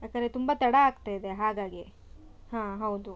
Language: Kannada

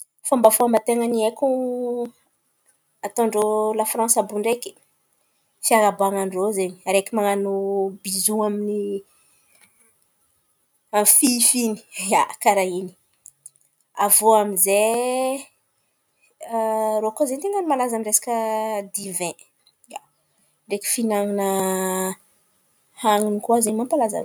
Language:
Antankarana Malagasy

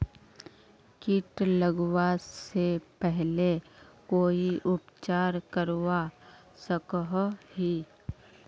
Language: Magahi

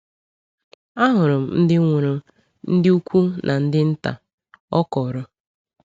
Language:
Igbo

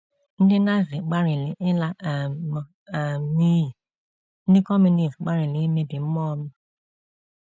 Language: Igbo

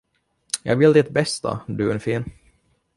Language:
Swedish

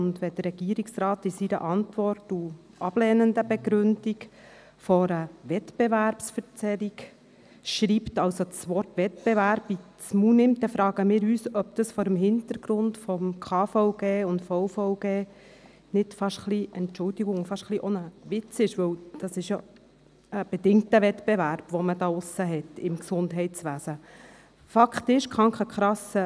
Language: Swiss German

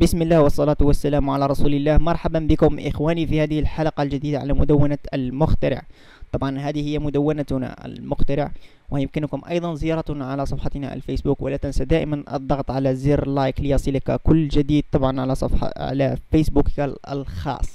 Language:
Arabic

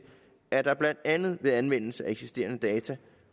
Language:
Danish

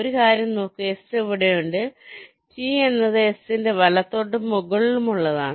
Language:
Malayalam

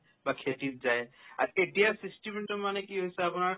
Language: Assamese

